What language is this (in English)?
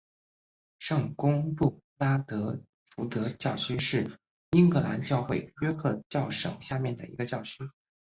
Chinese